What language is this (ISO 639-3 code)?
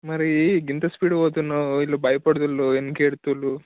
tel